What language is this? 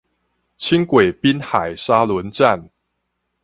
Chinese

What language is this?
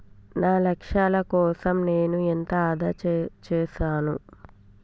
Telugu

